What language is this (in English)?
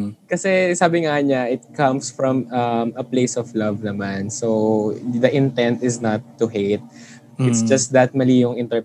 Filipino